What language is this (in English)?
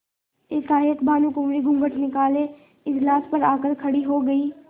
Hindi